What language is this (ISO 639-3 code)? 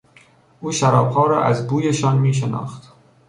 fas